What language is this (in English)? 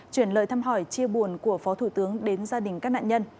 Vietnamese